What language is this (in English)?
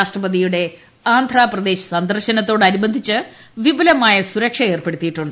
Malayalam